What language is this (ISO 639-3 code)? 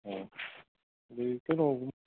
mni